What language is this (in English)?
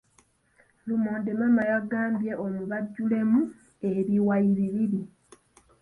Ganda